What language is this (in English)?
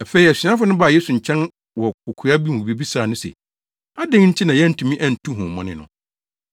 Akan